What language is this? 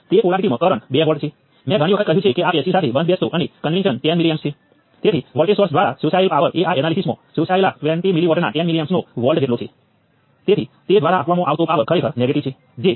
Gujarati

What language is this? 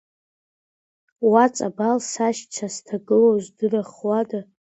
Abkhazian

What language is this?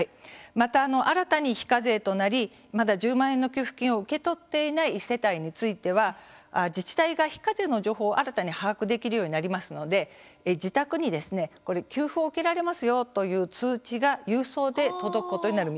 Japanese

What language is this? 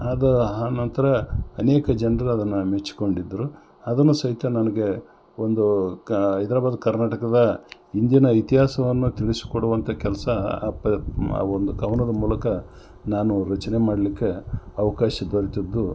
Kannada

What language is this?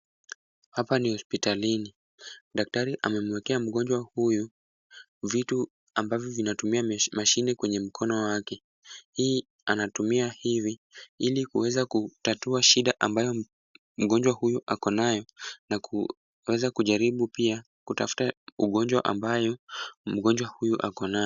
Swahili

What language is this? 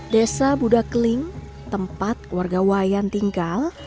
Indonesian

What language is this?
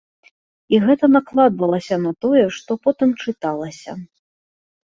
Belarusian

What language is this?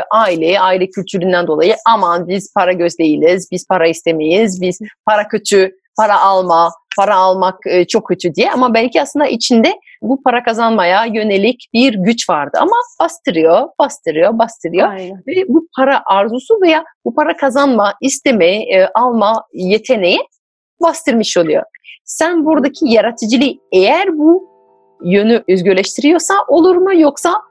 Turkish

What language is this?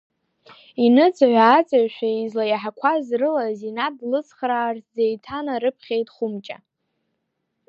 Abkhazian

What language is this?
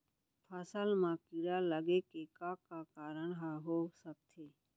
Chhattisgarhi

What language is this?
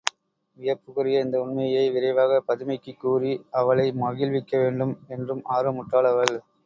Tamil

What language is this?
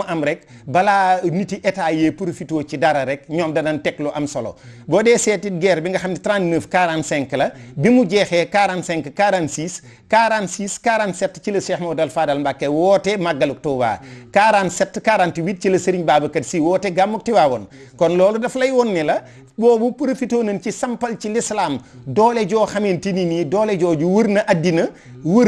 French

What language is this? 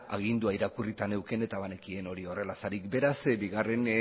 Basque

